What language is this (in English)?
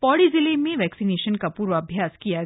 Hindi